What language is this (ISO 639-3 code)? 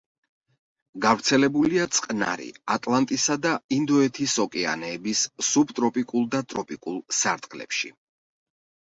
kat